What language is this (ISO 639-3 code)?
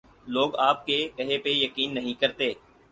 urd